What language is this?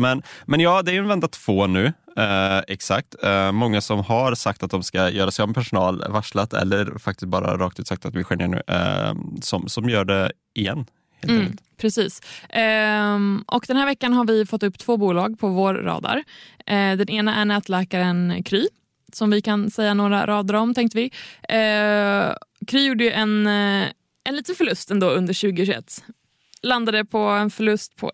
Swedish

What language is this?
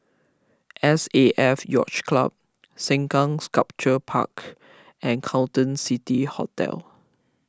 English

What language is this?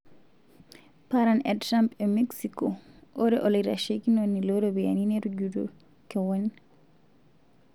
Masai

